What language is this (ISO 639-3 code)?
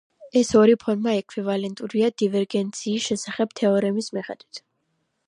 kat